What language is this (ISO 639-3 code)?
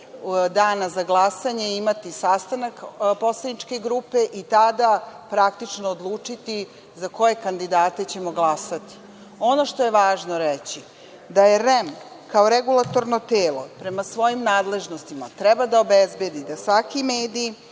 srp